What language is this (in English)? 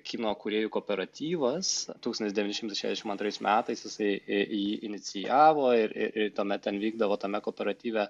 Lithuanian